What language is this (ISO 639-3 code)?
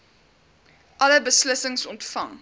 afr